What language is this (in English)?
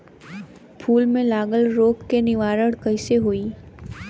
Bhojpuri